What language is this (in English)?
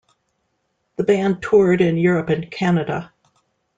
English